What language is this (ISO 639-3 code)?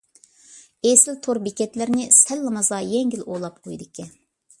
uig